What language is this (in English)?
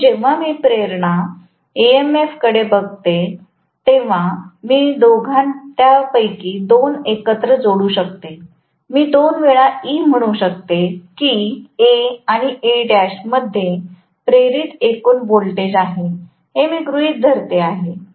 Marathi